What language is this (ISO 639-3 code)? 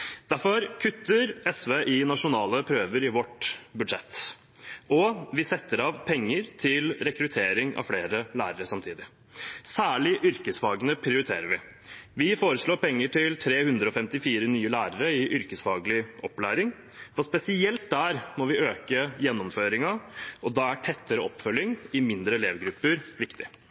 nob